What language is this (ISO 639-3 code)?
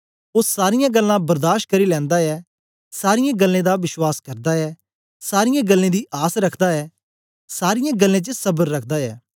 doi